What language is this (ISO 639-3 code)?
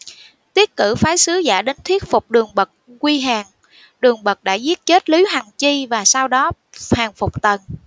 vie